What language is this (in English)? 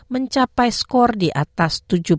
Indonesian